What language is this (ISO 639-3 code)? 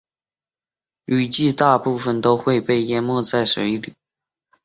zho